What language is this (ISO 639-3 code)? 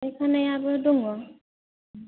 brx